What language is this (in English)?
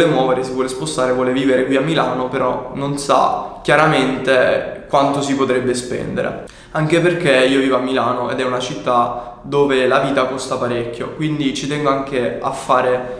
Italian